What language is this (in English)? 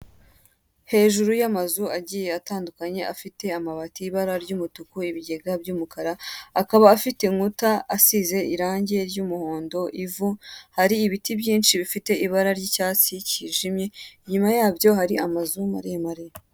Kinyarwanda